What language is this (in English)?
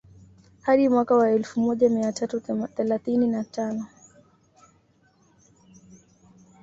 Swahili